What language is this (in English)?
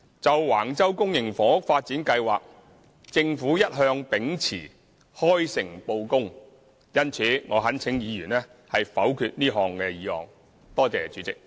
Cantonese